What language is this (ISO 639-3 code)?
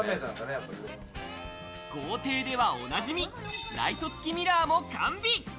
jpn